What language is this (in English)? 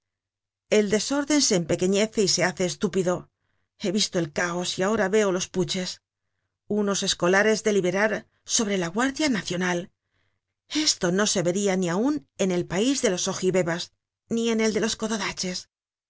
Spanish